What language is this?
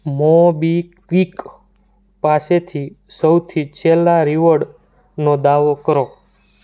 Gujarati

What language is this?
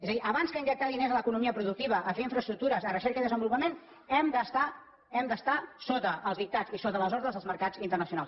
Catalan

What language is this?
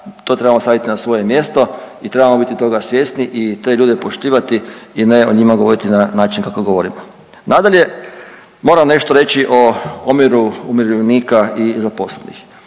Croatian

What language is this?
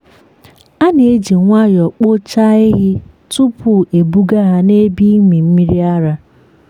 Igbo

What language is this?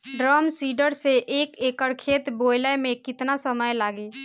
Bhojpuri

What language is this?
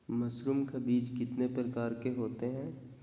Magahi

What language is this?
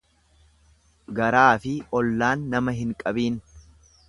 Oromo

